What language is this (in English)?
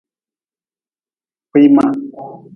Nawdm